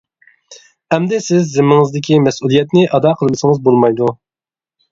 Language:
Uyghur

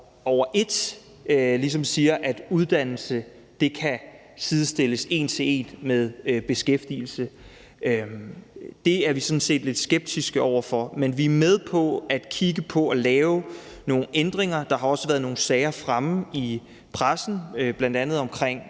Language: Danish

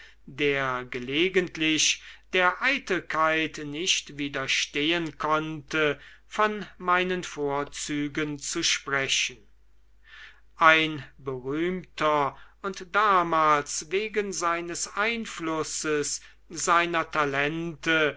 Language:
German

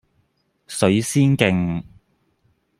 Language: Cantonese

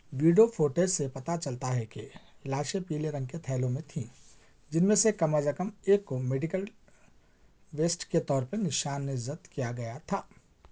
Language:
Urdu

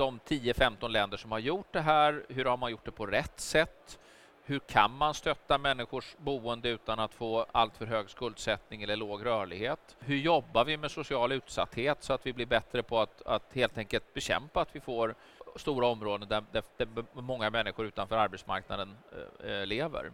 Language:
Swedish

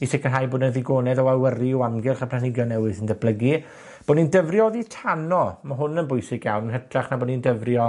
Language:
Welsh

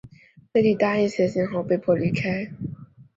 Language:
Chinese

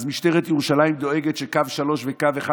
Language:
Hebrew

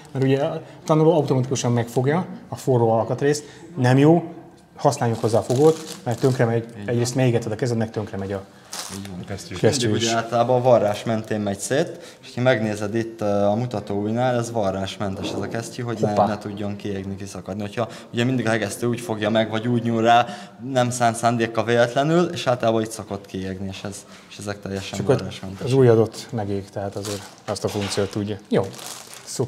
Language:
Hungarian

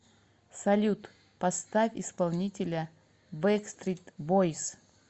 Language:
Russian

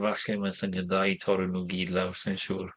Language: Welsh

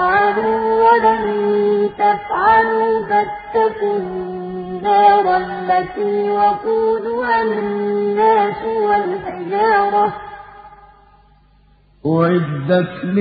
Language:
Arabic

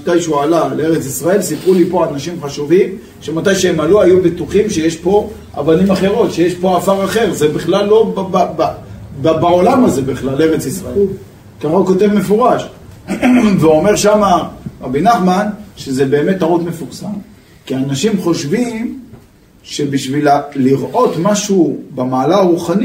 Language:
Hebrew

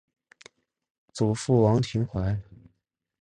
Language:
Chinese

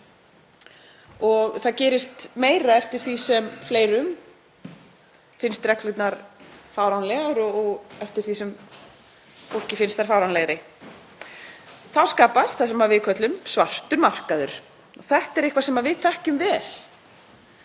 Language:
Icelandic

